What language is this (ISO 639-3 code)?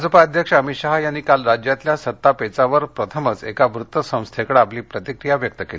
mar